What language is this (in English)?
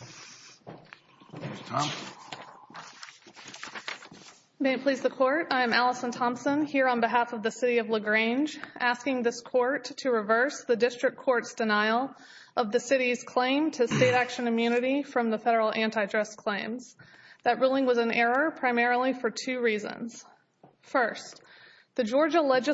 English